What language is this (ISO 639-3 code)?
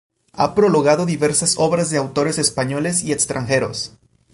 spa